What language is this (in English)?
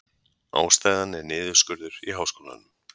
Icelandic